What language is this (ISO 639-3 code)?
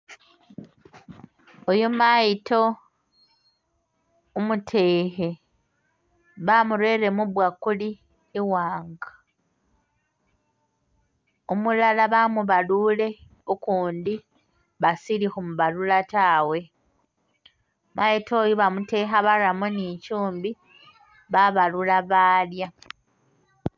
myx